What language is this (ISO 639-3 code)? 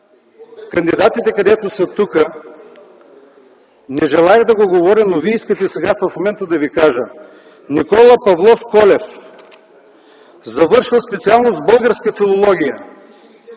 bul